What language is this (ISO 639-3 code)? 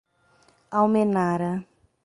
por